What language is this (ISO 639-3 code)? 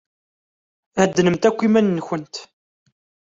kab